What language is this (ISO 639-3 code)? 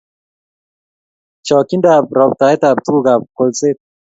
kln